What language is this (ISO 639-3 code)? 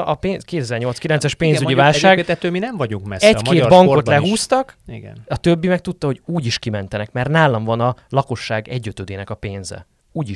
hun